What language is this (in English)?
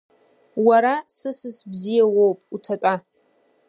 Abkhazian